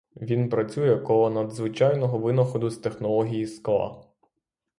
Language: Ukrainian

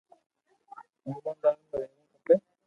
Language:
Loarki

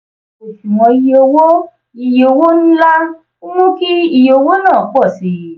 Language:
Yoruba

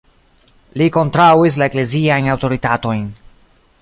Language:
Esperanto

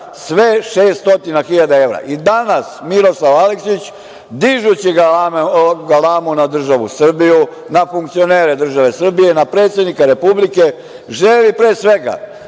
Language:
Serbian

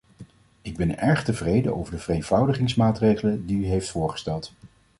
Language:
Dutch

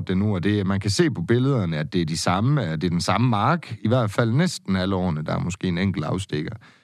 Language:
Danish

